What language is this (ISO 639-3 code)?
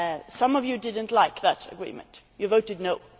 eng